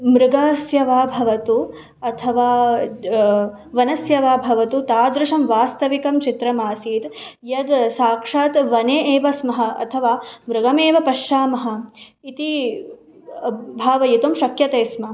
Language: Sanskrit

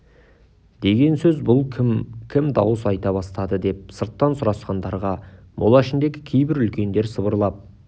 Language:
Kazakh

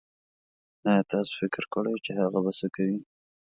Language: Pashto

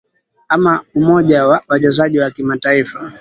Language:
Swahili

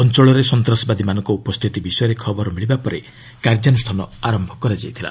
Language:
Odia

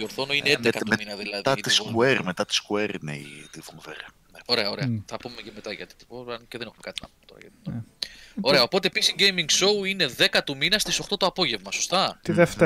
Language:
Greek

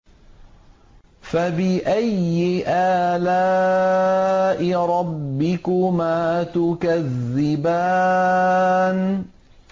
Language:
Arabic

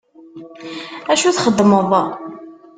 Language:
Kabyle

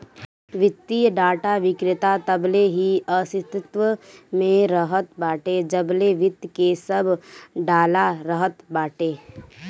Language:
Bhojpuri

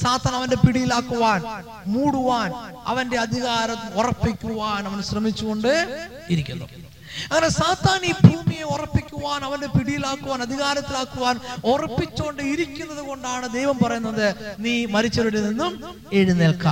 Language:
Malayalam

